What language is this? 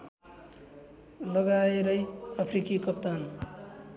Nepali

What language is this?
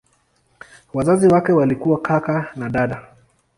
Swahili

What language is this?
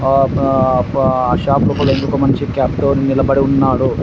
Telugu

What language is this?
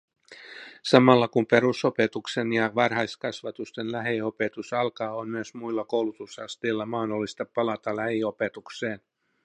Finnish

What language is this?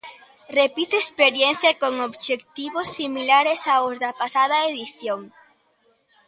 Galician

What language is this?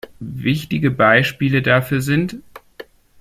German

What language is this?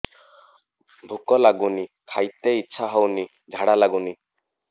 Odia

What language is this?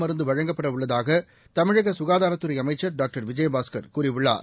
Tamil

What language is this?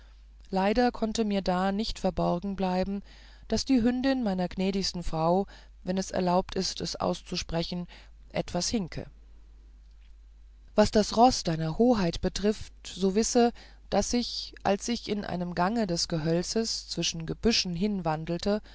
German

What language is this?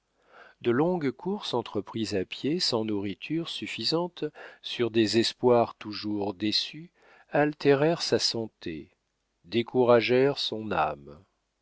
French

